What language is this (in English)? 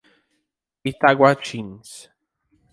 Portuguese